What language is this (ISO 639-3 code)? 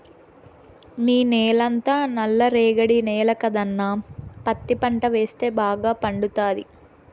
tel